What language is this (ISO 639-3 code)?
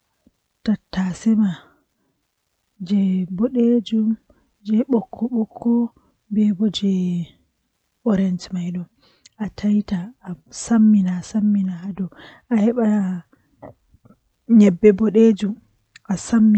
fuh